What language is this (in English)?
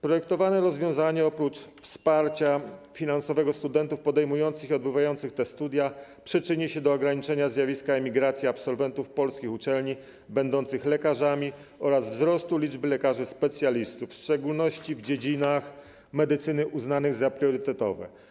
Polish